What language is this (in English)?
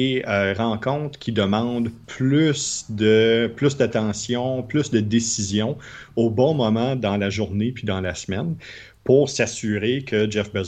French